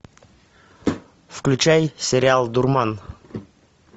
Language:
Russian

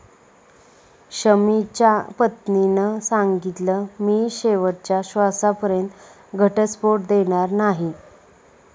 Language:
Marathi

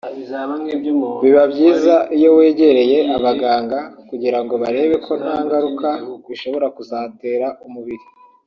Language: Kinyarwanda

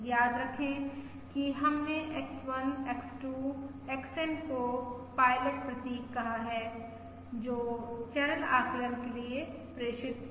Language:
Hindi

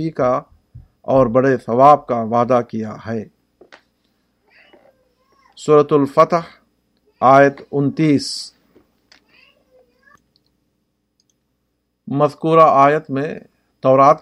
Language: Urdu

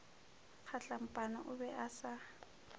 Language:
Northern Sotho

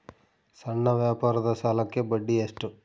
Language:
Kannada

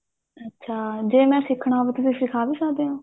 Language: Punjabi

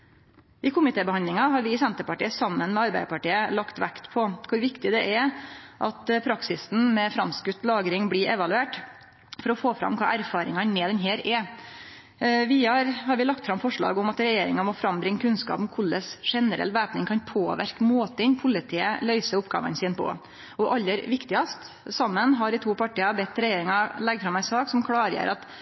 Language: Norwegian Nynorsk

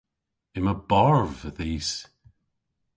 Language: Cornish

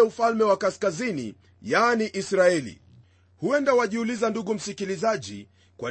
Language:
Swahili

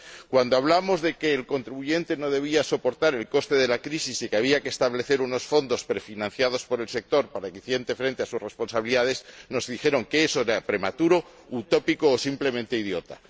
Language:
Spanish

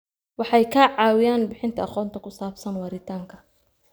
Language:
Somali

